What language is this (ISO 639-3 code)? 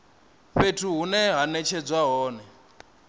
ven